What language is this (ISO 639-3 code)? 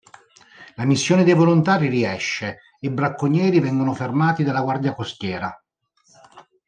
ita